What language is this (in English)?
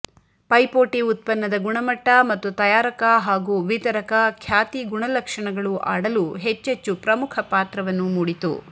Kannada